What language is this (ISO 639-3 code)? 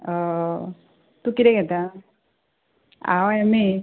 kok